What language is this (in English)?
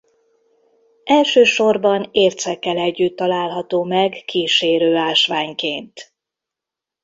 Hungarian